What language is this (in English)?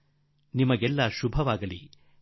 Kannada